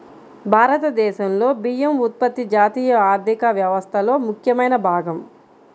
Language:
Telugu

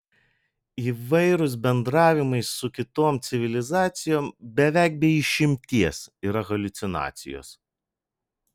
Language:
Lithuanian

